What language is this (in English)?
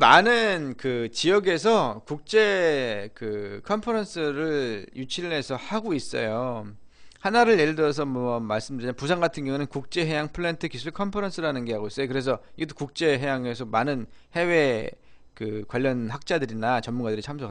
Korean